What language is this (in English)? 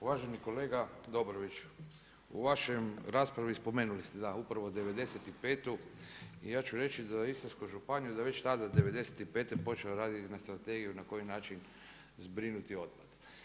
Croatian